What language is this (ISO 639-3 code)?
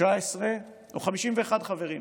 heb